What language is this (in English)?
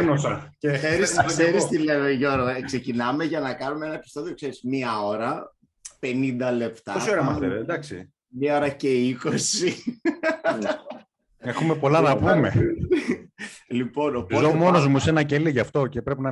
Greek